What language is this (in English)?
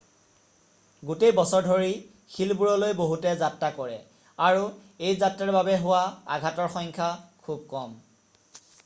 Assamese